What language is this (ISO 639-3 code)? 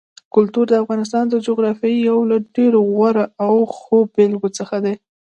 pus